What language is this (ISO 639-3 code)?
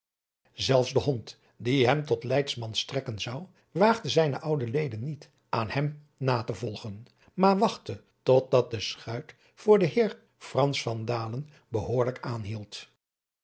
nld